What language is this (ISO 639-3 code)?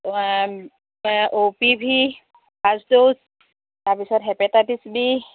asm